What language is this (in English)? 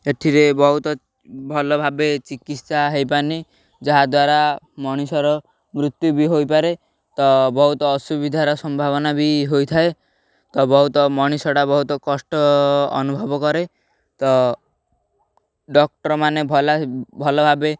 Odia